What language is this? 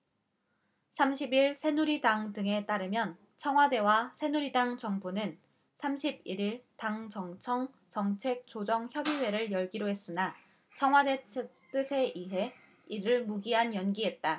Korean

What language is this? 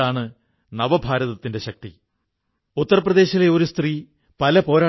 Malayalam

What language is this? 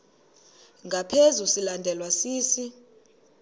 Xhosa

